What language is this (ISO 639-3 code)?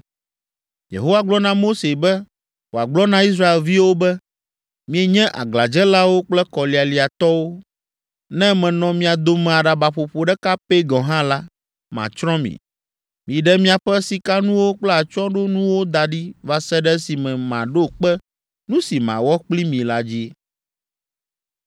ewe